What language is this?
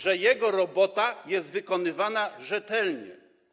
Polish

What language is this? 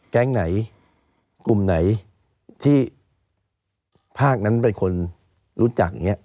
Thai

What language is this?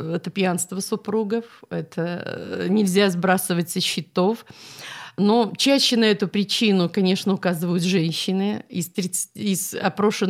Russian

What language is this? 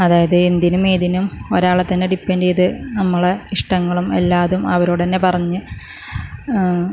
Malayalam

